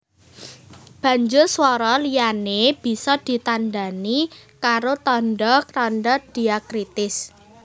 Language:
Javanese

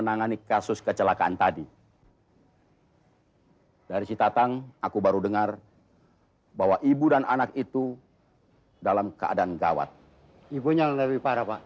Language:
Indonesian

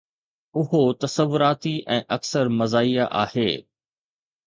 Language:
Sindhi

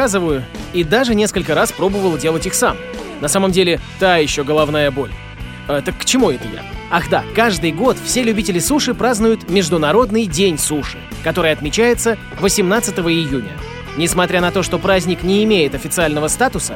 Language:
Russian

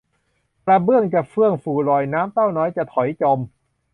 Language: Thai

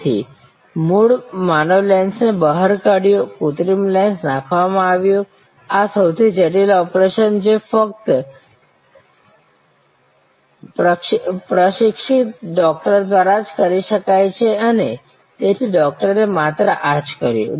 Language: Gujarati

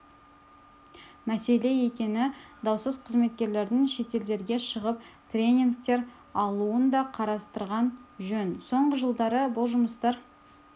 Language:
Kazakh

